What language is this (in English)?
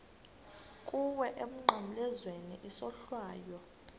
Xhosa